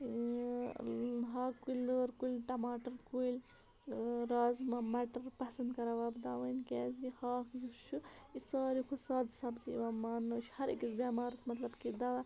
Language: Kashmiri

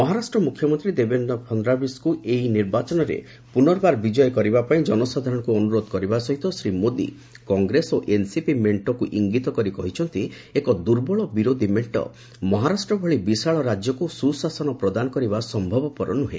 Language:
Odia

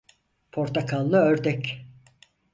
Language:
Turkish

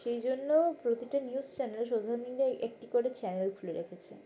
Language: Bangla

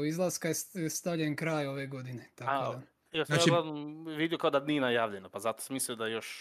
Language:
Croatian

